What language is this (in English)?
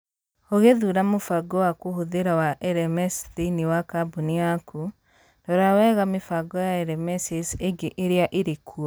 Kikuyu